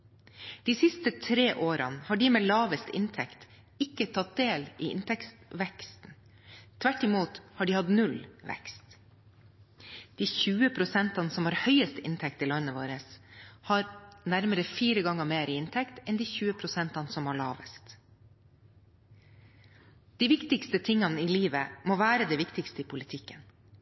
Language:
Norwegian Bokmål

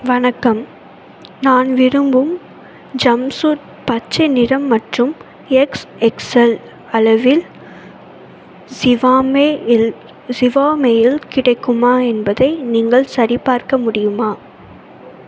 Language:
Tamil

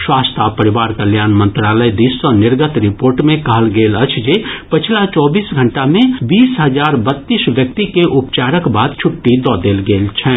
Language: Maithili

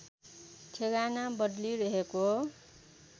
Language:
Nepali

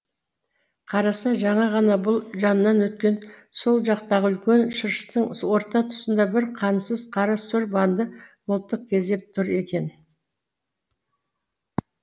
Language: Kazakh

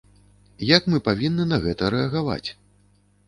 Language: Belarusian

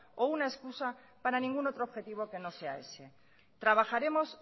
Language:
Spanish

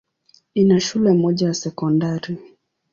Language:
Swahili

